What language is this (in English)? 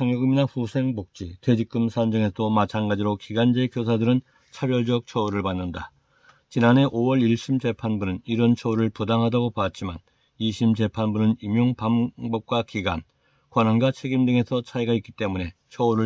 Korean